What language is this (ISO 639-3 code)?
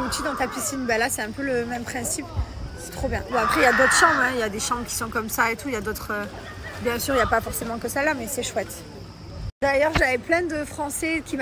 fra